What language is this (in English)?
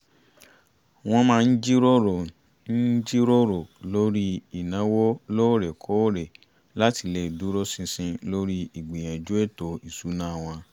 Yoruba